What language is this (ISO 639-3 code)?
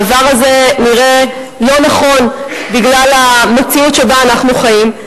heb